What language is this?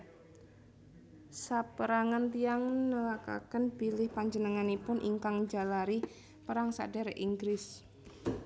Javanese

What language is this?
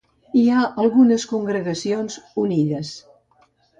Catalan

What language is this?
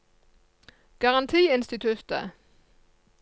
Norwegian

